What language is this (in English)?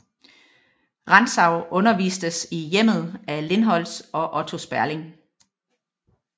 Danish